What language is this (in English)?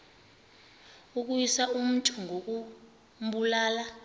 Xhosa